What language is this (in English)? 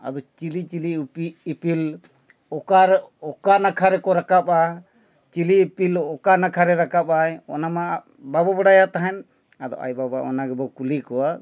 Santali